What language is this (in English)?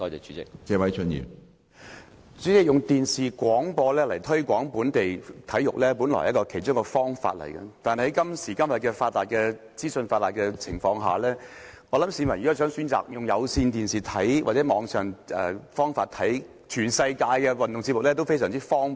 Cantonese